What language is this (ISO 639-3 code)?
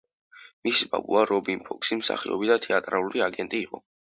kat